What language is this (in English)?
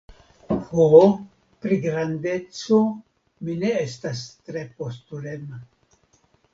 Esperanto